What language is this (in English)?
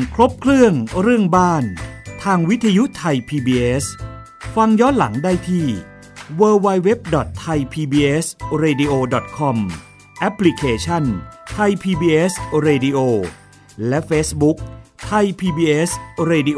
Thai